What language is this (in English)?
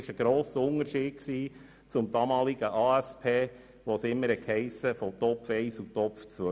Swiss German